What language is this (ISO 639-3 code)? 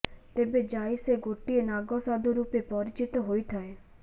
ori